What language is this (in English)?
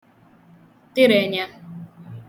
Igbo